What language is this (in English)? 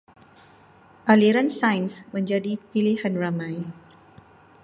Malay